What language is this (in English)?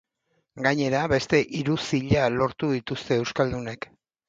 Basque